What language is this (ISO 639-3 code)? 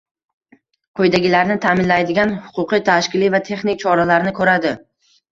uzb